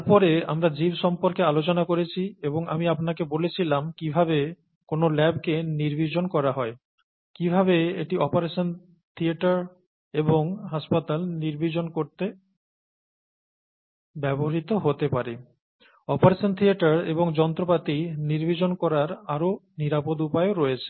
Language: Bangla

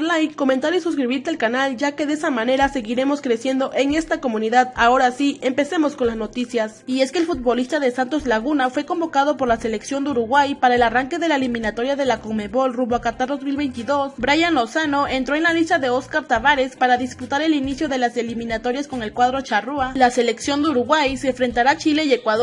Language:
Spanish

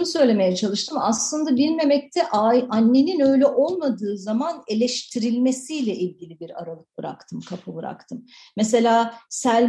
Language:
Turkish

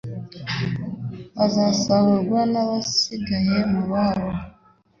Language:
Kinyarwanda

